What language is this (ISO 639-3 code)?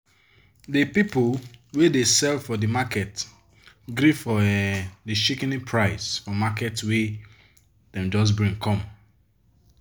pcm